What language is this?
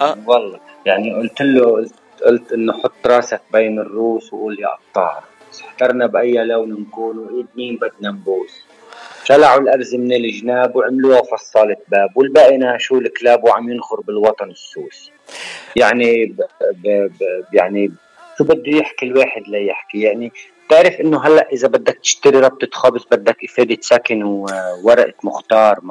Arabic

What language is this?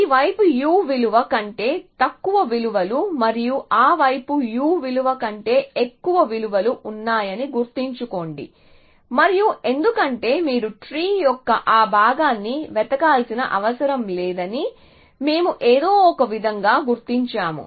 Telugu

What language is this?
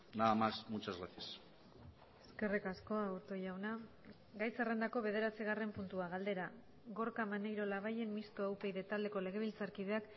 Basque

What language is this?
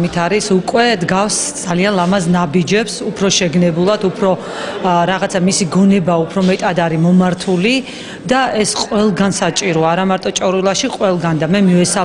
Romanian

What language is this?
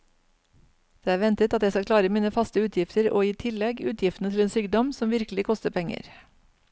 Norwegian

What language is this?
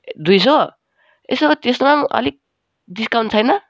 Nepali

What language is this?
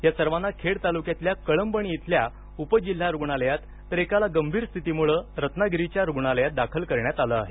Marathi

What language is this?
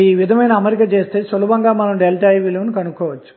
Telugu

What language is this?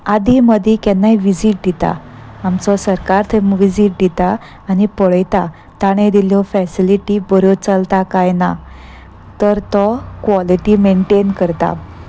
Konkani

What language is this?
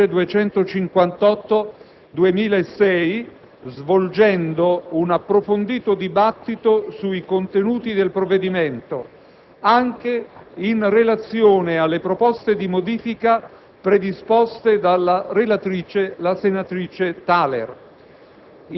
Italian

